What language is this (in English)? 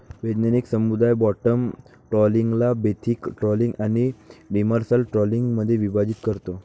Marathi